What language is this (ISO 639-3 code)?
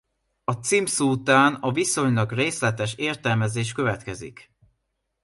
hun